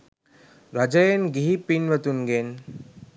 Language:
Sinhala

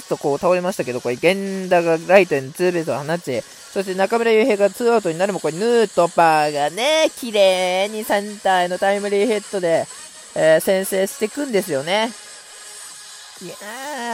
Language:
Japanese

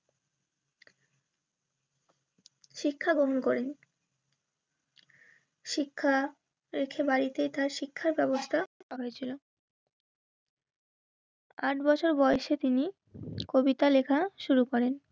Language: Bangla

